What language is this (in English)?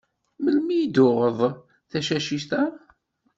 Kabyle